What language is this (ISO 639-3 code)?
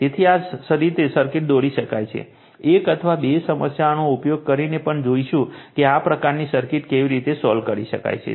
guj